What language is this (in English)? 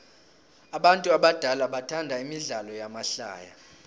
South Ndebele